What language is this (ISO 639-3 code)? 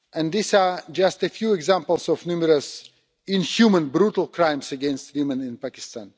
eng